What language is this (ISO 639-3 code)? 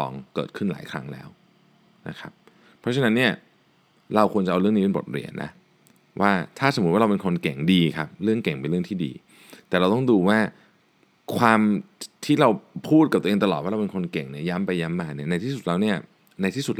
tha